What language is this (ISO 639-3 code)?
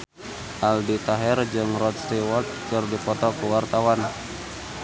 sun